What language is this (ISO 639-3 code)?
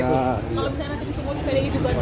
ind